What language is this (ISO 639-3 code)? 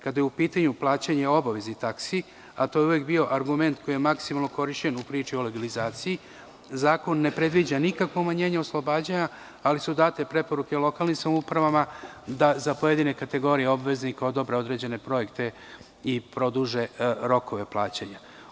srp